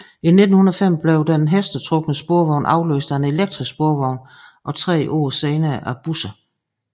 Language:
Danish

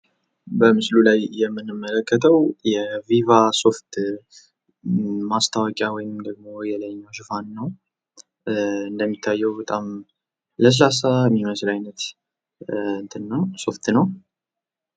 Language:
Amharic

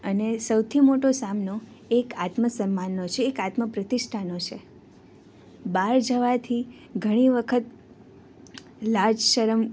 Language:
Gujarati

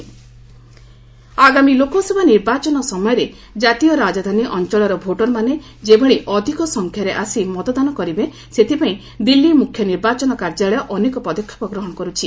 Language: Odia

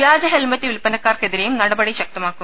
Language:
Malayalam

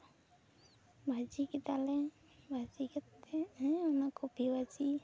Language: Santali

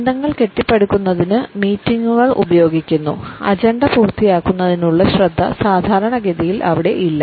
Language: Malayalam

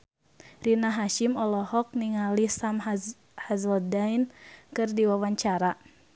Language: Sundanese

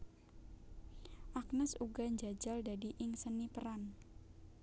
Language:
Javanese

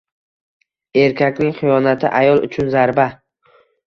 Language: Uzbek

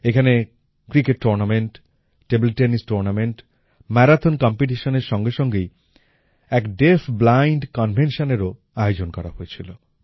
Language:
Bangla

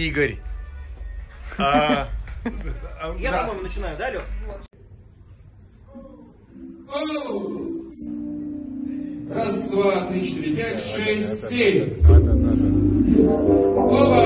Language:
Russian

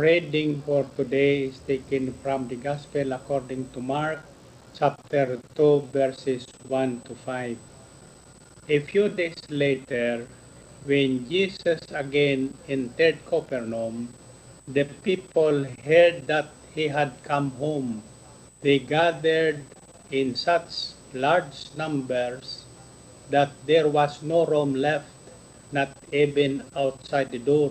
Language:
Filipino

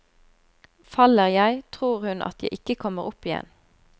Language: Norwegian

